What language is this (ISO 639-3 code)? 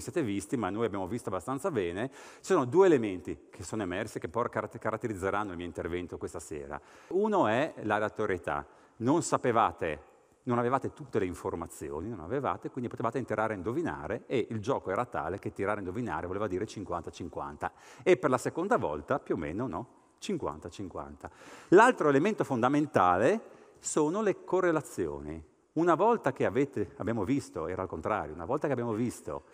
ita